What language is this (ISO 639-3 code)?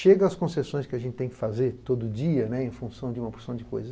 por